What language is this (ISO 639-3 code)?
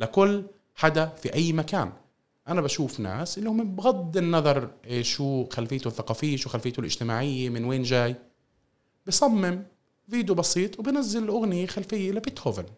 ara